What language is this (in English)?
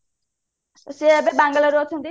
Odia